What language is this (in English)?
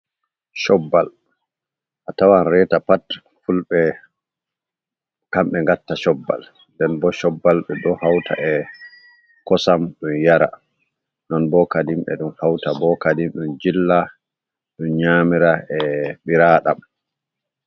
Fula